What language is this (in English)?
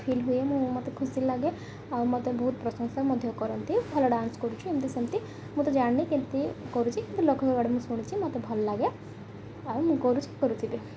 Odia